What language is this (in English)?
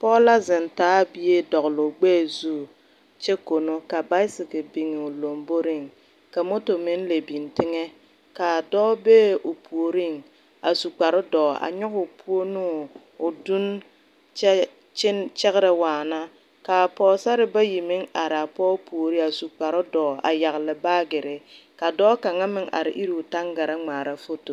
Southern Dagaare